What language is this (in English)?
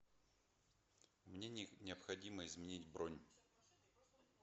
Russian